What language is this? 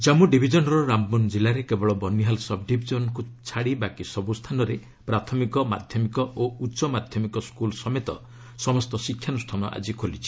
Odia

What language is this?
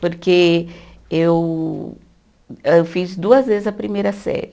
Portuguese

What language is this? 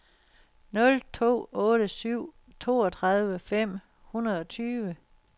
Danish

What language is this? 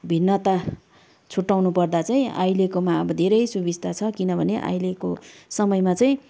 Nepali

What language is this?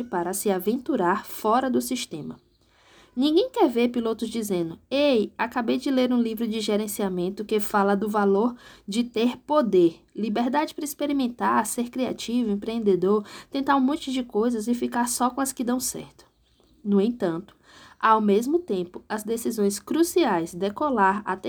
Portuguese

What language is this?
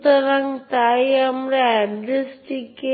Bangla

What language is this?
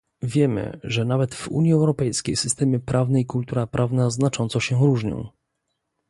Polish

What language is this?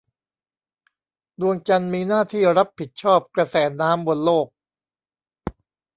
Thai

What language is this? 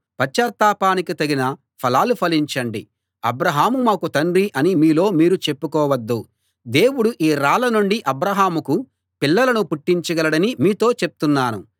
Telugu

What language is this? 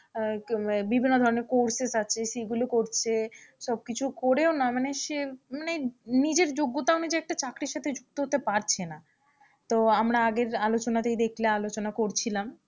Bangla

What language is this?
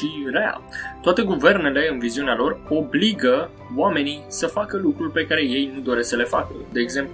Romanian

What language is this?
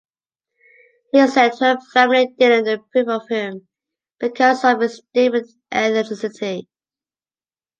English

